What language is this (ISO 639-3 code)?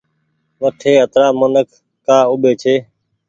gig